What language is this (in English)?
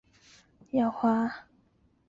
Chinese